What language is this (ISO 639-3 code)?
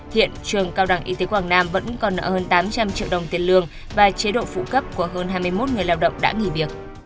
vie